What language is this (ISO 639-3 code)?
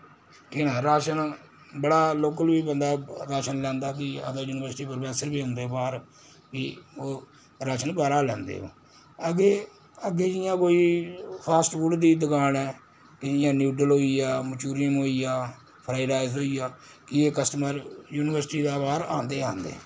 doi